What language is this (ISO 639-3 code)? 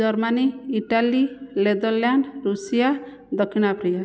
ori